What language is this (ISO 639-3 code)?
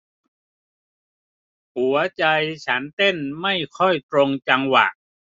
tha